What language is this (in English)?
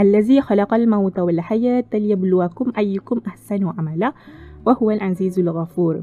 Malay